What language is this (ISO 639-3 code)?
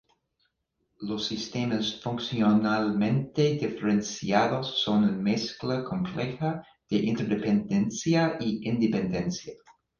spa